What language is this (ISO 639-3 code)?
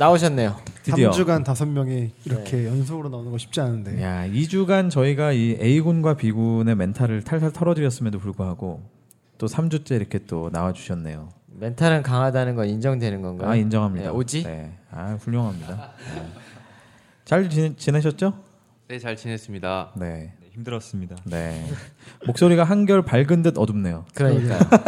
kor